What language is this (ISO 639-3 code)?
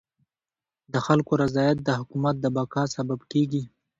pus